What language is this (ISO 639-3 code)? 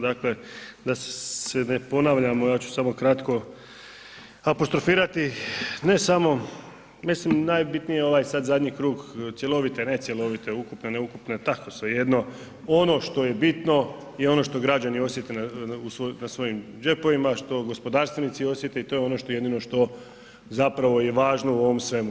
hrv